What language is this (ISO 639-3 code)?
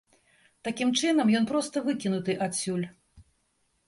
bel